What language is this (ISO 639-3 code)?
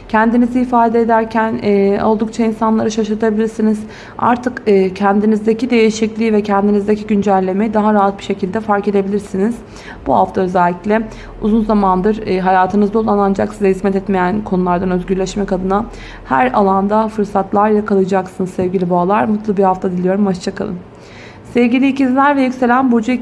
tur